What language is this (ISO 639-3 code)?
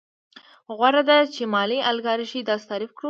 pus